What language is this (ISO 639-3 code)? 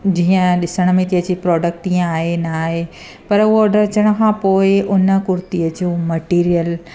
snd